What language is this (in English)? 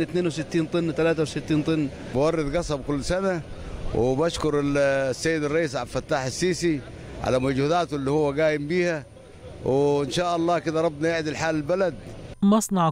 Arabic